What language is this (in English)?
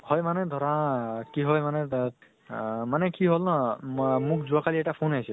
Assamese